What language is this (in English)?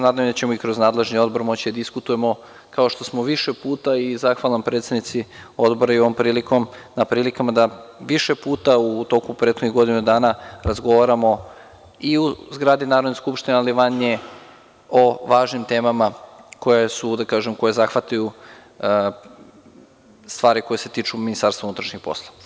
Serbian